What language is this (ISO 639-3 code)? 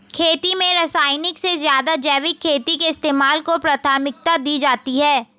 hin